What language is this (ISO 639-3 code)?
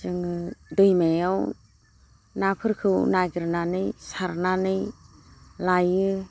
brx